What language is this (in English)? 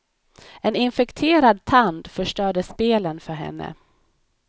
Swedish